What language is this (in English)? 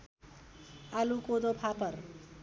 Nepali